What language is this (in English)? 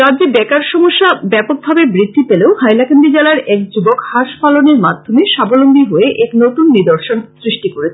Bangla